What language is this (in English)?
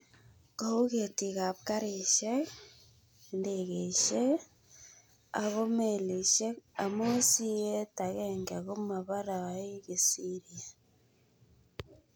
Kalenjin